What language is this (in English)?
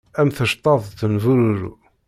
Kabyle